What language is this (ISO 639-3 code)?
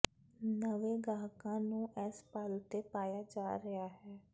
pan